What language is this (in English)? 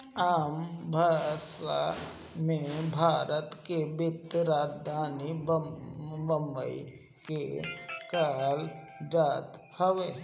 Bhojpuri